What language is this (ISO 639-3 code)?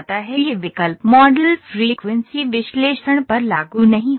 hin